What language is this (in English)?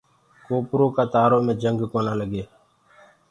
Gurgula